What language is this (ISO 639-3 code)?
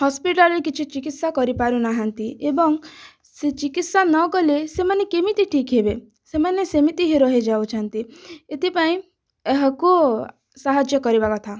ori